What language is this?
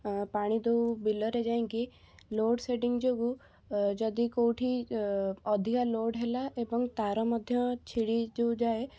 Odia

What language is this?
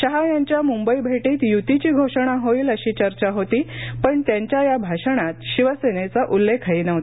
Marathi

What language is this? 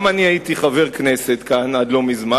Hebrew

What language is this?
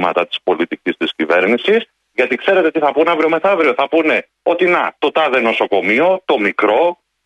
Greek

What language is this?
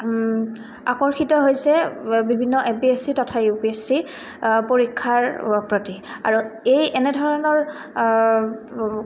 Assamese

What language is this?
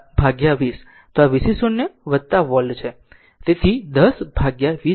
Gujarati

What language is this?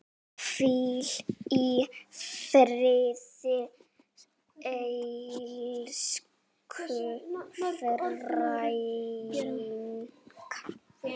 Icelandic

